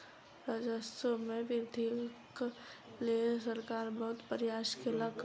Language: Maithili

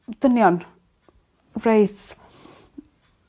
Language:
Welsh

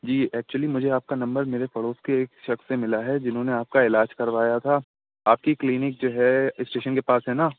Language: Urdu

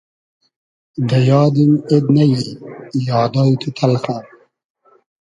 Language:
Hazaragi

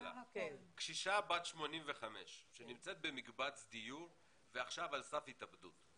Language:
Hebrew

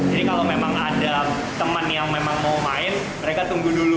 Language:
Indonesian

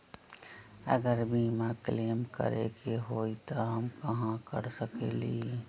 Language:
Magahi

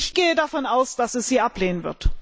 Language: German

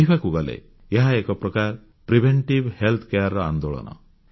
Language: Odia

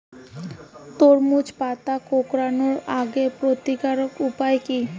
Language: Bangla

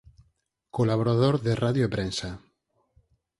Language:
Galician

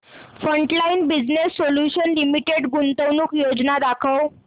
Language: Marathi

